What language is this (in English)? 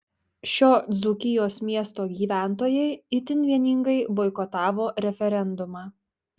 Lithuanian